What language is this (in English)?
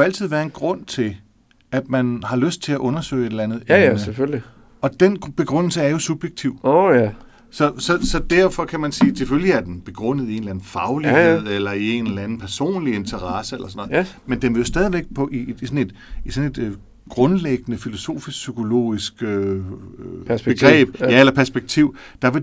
Danish